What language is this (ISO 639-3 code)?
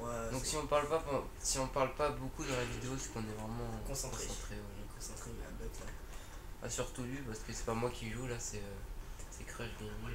fra